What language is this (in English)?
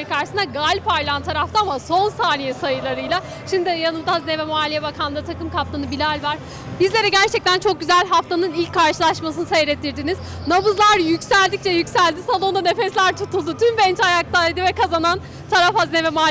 Turkish